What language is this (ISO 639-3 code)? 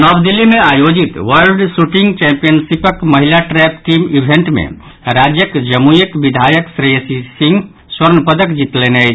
mai